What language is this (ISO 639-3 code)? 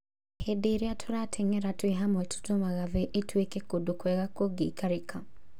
kik